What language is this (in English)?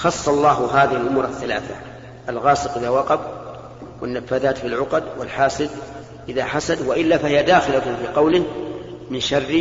Arabic